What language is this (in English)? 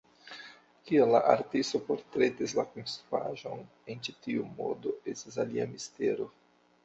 Esperanto